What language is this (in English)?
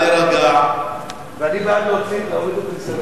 Hebrew